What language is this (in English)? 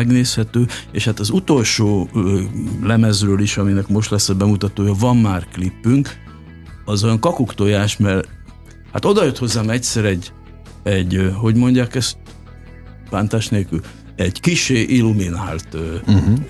Hungarian